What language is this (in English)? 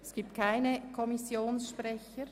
Swiss German